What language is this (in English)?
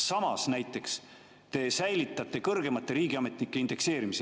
Estonian